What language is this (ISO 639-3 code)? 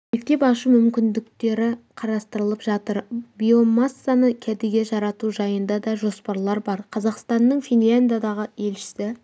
kaz